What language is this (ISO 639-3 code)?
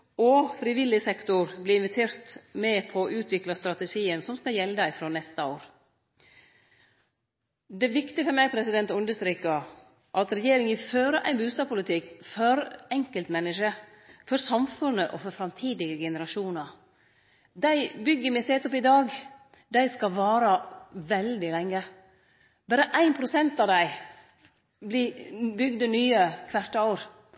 nno